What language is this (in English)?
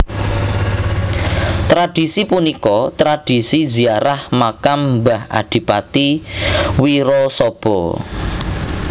Javanese